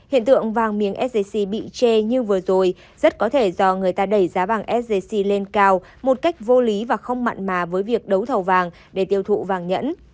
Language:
Vietnamese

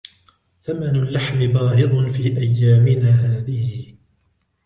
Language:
Arabic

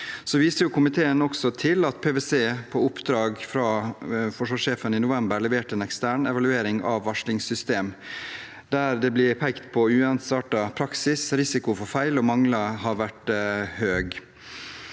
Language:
Norwegian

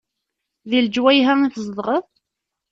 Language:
Kabyle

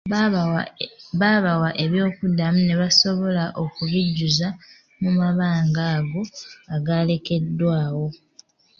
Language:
Ganda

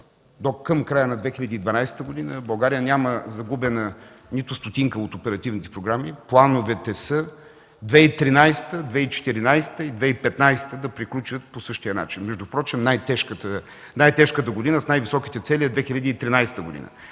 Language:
Bulgarian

